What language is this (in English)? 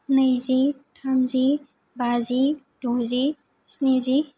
Bodo